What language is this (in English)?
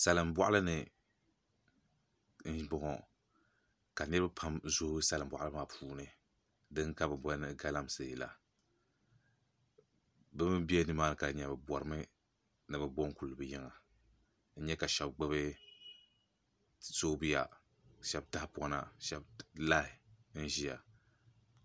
Dagbani